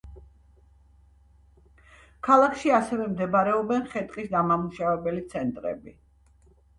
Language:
Georgian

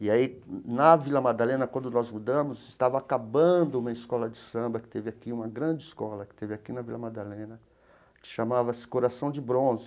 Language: Portuguese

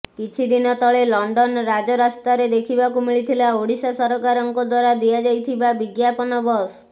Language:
Odia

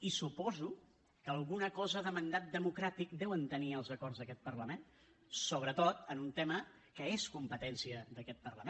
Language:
Catalan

